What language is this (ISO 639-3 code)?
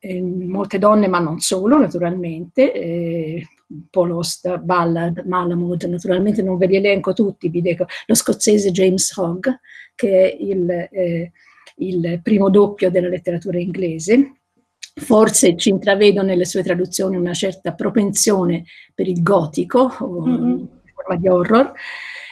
ita